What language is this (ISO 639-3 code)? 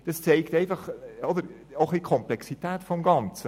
gsw